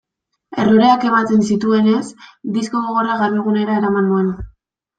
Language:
Basque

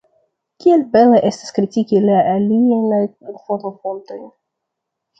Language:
Esperanto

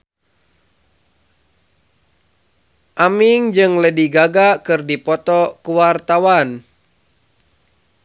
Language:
Sundanese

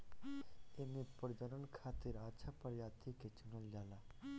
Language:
Bhojpuri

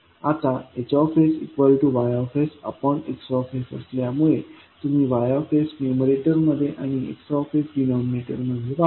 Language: Marathi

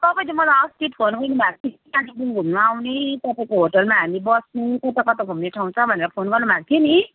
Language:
Nepali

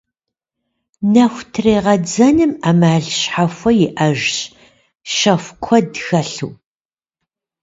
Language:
Kabardian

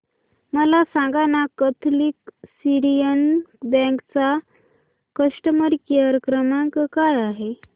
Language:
Marathi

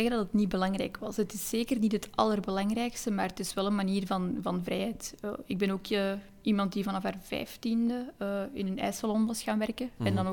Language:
Dutch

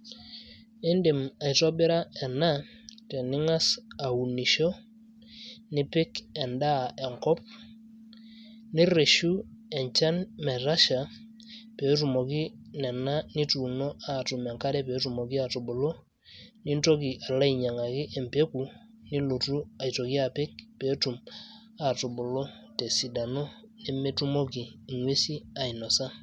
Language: Masai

